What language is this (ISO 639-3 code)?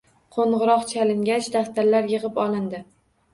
uzb